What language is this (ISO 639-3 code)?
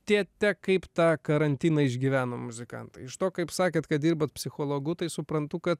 lit